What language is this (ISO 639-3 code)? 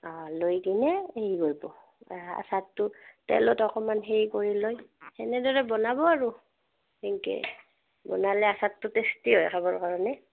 asm